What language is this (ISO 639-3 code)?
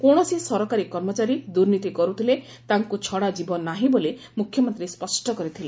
ori